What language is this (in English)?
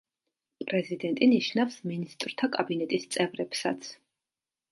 Georgian